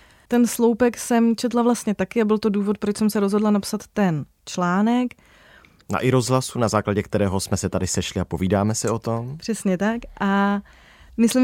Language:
Czech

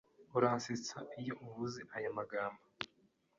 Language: Kinyarwanda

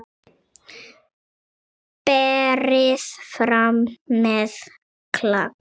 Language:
Icelandic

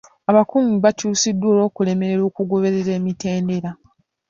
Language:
Ganda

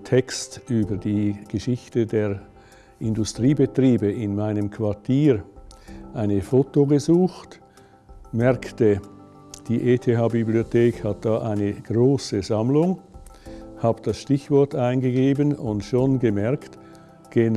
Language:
German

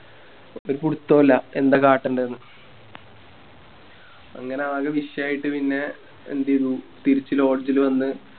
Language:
Malayalam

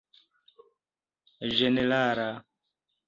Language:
Esperanto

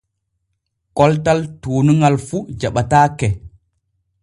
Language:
Borgu Fulfulde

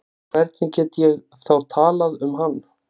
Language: Icelandic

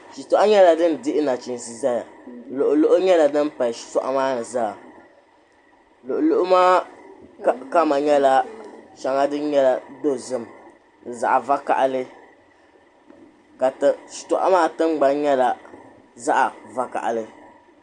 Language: Dagbani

